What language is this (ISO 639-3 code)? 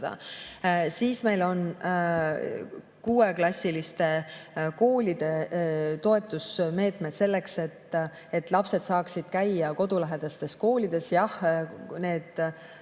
est